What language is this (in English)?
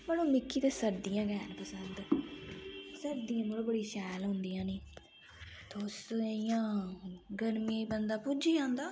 Dogri